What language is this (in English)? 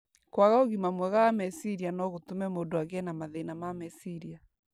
Kikuyu